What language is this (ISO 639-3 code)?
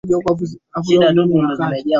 swa